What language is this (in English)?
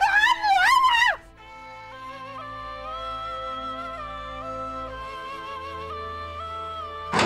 Arabic